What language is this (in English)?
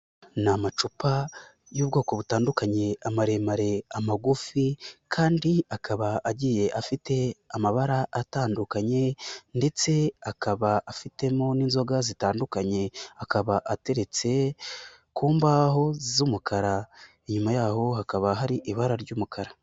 Kinyarwanda